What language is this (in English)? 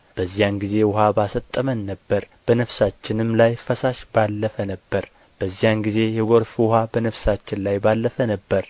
Amharic